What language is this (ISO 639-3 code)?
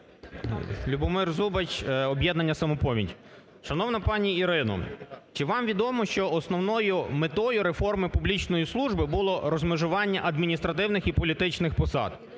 ukr